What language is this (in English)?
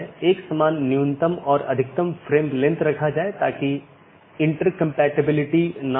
Hindi